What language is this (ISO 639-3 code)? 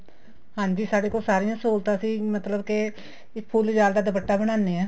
pan